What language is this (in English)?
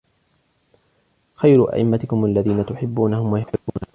Arabic